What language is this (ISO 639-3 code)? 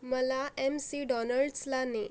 mar